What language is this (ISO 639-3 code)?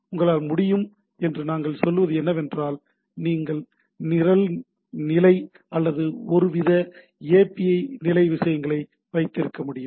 tam